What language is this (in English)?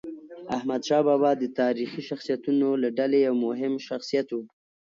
Pashto